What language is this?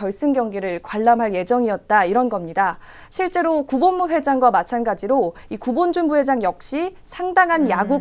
Korean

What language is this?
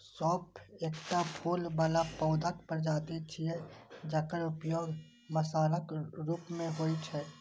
Maithili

